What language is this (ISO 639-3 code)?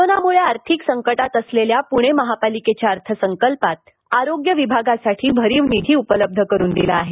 mar